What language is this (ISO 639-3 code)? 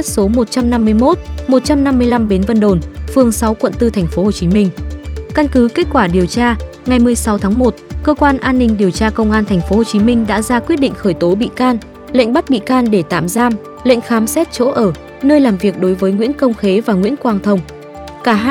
vie